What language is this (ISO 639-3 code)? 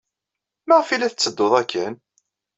kab